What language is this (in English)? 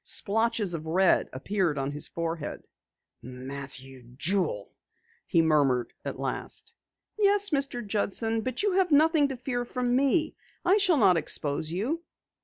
English